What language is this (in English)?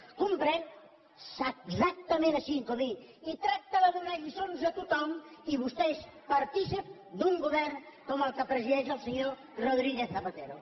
Catalan